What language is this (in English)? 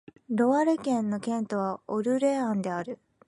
Japanese